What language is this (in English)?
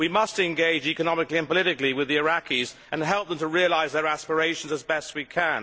English